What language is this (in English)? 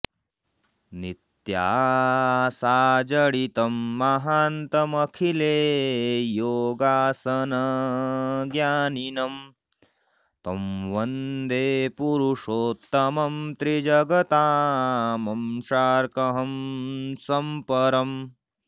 Sanskrit